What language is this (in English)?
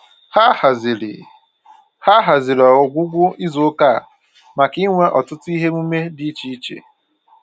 Igbo